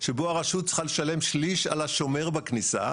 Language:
Hebrew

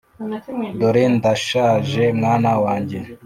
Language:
Kinyarwanda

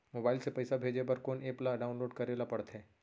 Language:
Chhattisgarhi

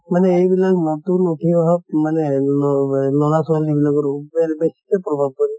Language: Assamese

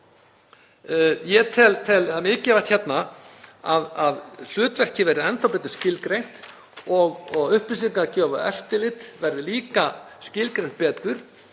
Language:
Icelandic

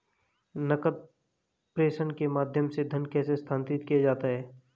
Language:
Hindi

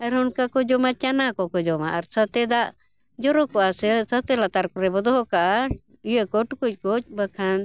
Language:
Santali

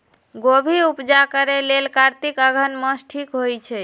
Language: Magahi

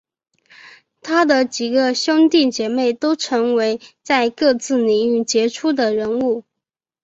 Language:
Chinese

